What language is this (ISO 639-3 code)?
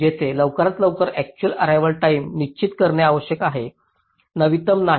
mar